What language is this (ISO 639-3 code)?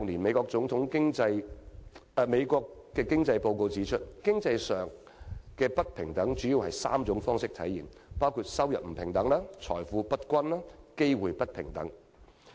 yue